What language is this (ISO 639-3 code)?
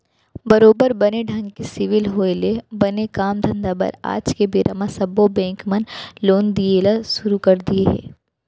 hne